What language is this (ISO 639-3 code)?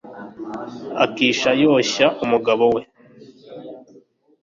kin